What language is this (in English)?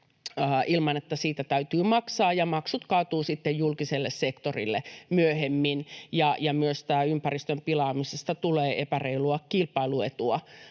Finnish